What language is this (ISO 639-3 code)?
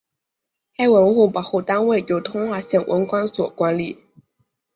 zho